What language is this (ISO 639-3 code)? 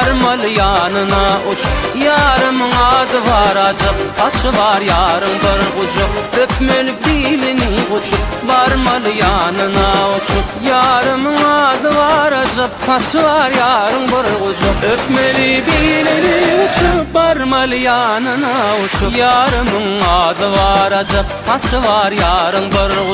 tur